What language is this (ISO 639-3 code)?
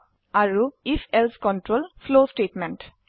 asm